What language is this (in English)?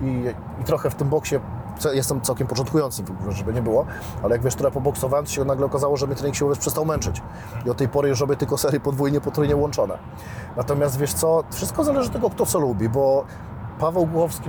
Polish